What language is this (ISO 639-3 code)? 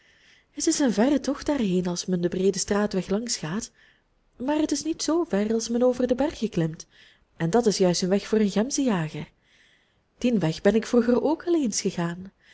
nld